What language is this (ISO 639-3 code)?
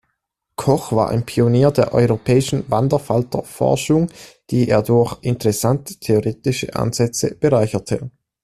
deu